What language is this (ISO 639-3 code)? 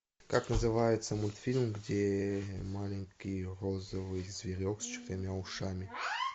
rus